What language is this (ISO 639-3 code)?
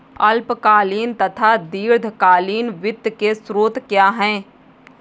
hin